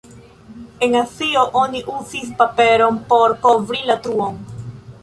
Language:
Esperanto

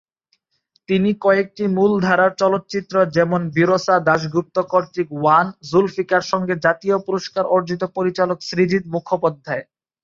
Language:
Bangla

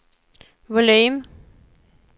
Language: Swedish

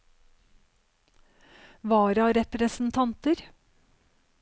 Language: Norwegian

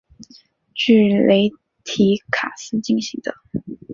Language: Chinese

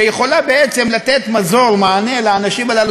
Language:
Hebrew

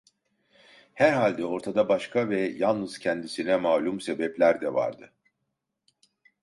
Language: Turkish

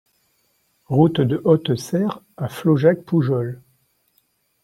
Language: French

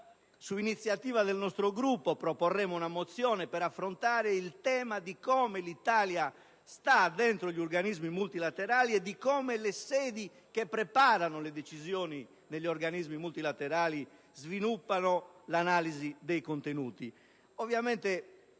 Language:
Italian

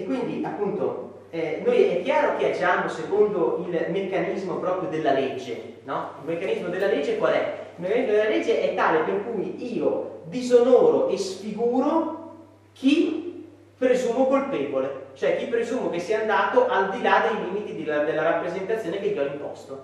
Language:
Italian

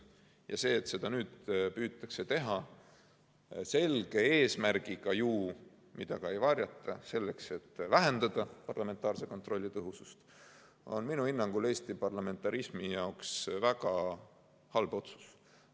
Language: Estonian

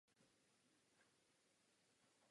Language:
Czech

